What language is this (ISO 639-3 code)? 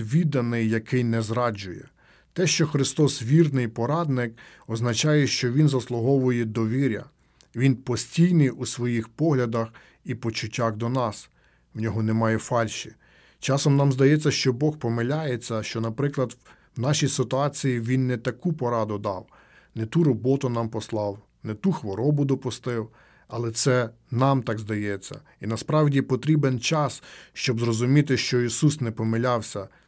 ukr